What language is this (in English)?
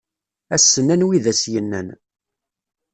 Kabyle